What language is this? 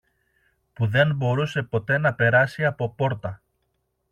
Greek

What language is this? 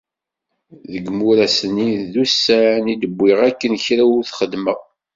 Kabyle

